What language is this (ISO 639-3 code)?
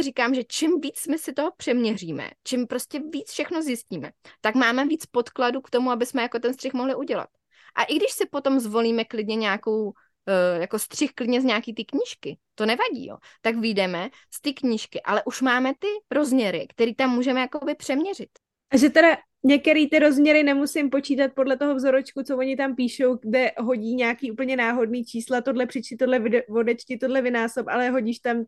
ces